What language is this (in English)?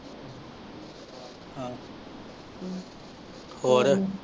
Punjabi